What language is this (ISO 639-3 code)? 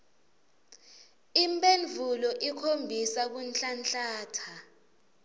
ssw